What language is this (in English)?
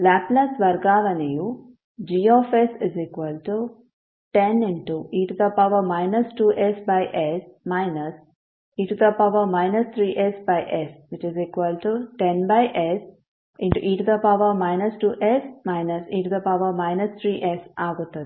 Kannada